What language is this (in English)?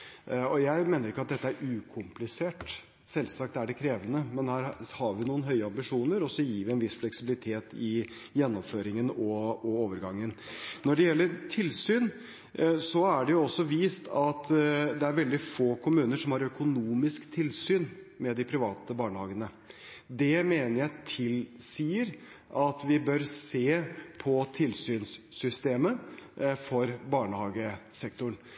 Norwegian Bokmål